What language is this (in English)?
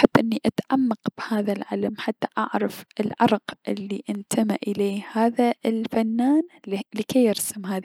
Mesopotamian Arabic